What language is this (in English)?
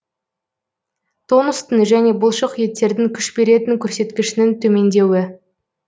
Kazakh